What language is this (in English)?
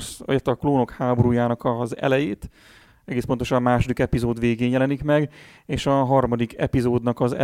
Hungarian